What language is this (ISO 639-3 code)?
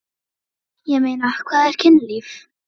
isl